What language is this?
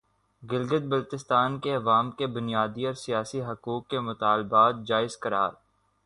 Urdu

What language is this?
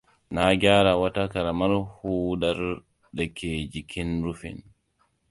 Hausa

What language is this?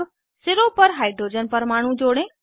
Hindi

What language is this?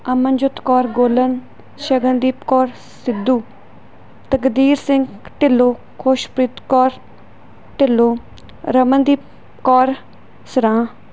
Punjabi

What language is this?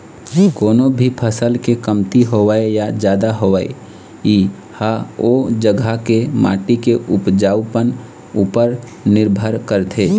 Chhattisgarhi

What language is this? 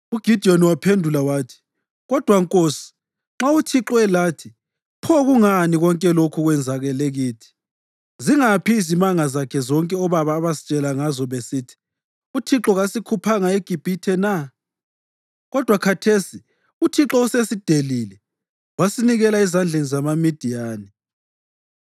North Ndebele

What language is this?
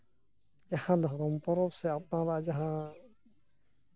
Santali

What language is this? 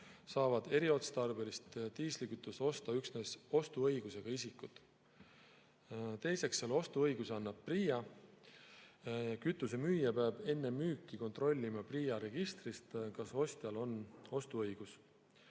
Estonian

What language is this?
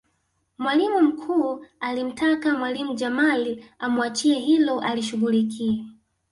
Swahili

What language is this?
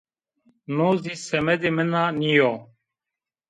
Zaza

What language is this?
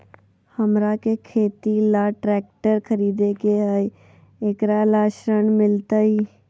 Magahi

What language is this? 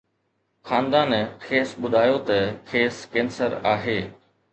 Sindhi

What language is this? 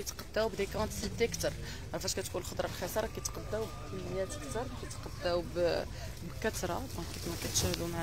Arabic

